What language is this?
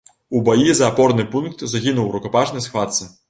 Belarusian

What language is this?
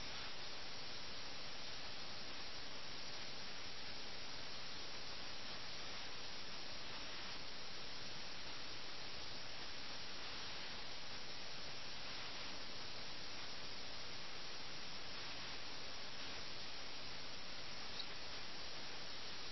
Malayalam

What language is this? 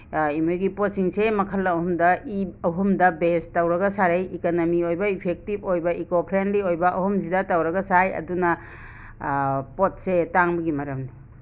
Manipuri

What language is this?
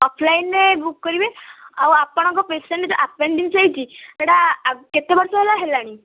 Odia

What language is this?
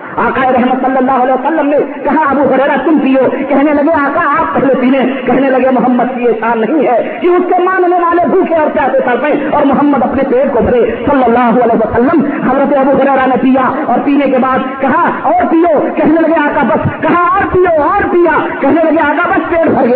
Urdu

